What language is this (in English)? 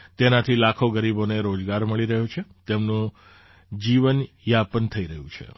Gujarati